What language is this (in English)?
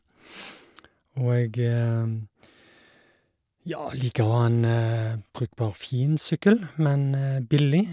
Norwegian